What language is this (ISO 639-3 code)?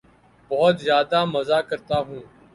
urd